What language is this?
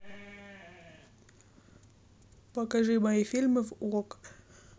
Russian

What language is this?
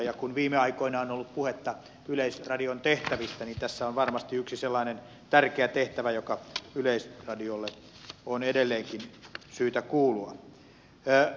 Finnish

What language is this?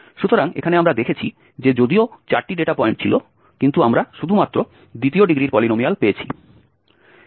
Bangla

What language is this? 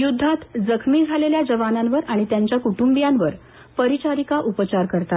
Marathi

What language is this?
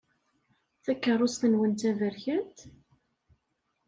Kabyle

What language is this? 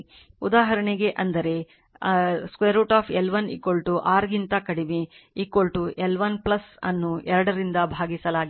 Kannada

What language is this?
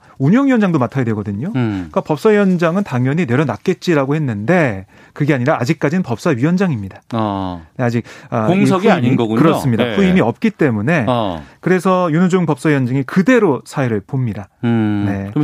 Korean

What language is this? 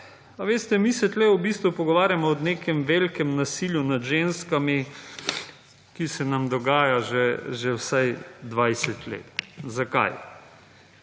Slovenian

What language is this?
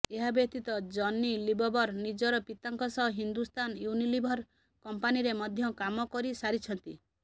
Odia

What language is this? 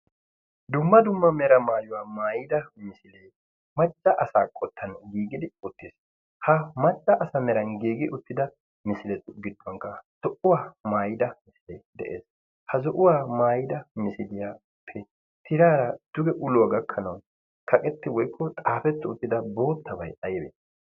Wolaytta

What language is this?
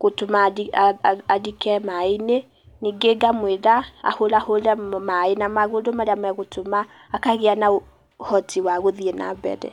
Kikuyu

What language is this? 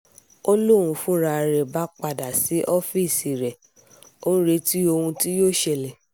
Yoruba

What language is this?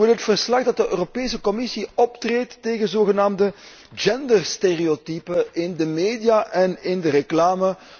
Dutch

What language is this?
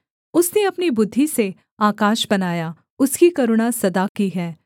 Hindi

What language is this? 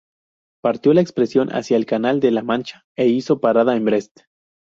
Spanish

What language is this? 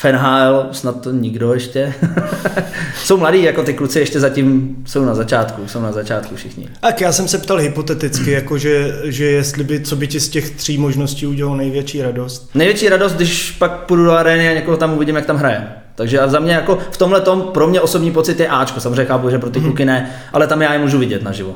Czech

